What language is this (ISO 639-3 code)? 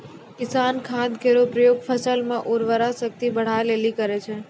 mai